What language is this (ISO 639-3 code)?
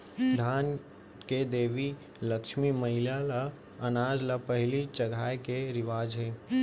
hne